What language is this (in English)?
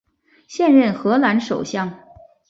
Chinese